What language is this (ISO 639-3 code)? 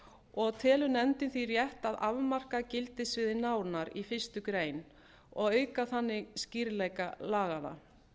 isl